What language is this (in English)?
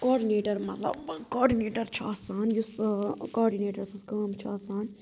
Kashmiri